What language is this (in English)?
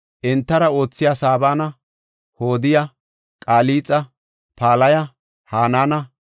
Gofa